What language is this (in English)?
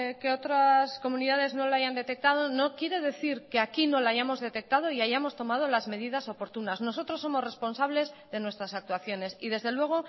Spanish